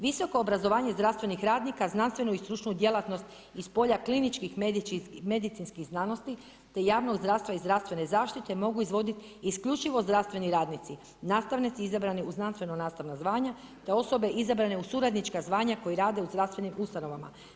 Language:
Croatian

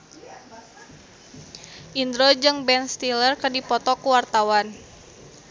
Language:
Sundanese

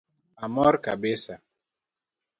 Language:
Luo (Kenya and Tanzania)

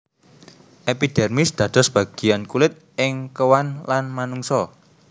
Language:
Javanese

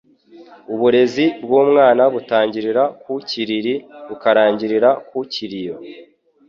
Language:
Kinyarwanda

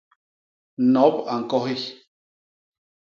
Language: Basaa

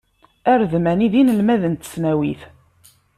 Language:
Kabyle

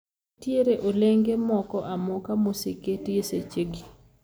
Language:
Luo (Kenya and Tanzania)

